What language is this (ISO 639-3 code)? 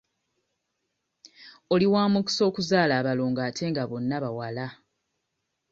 lug